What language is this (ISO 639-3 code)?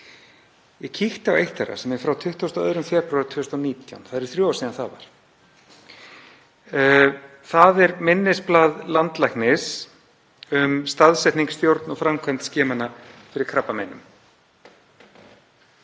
isl